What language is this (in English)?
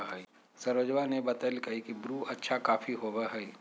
Magahi